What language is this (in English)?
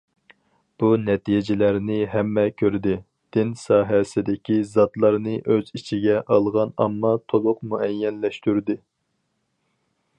Uyghur